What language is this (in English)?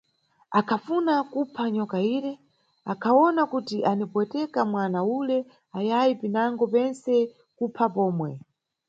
Nyungwe